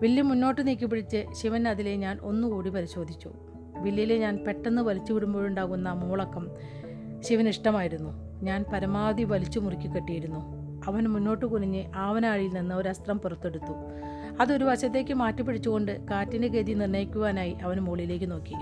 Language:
Malayalam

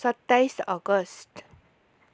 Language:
Nepali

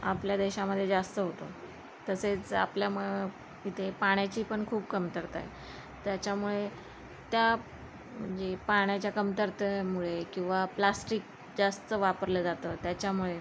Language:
Marathi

